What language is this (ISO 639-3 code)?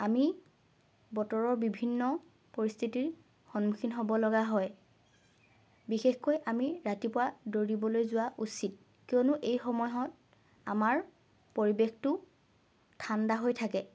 asm